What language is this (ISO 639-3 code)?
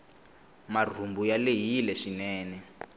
tso